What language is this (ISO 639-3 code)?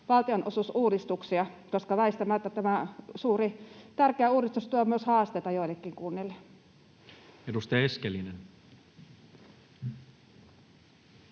fin